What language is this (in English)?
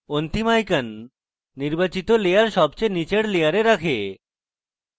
Bangla